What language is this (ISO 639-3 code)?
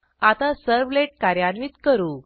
mar